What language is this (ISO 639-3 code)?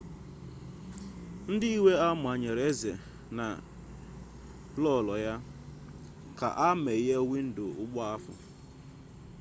ibo